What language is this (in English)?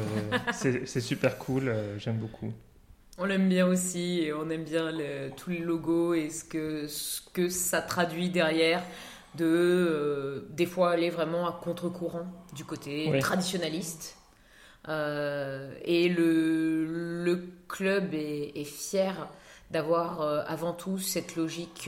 French